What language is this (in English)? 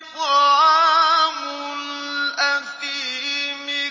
Arabic